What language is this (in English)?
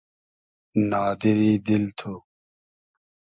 Hazaragi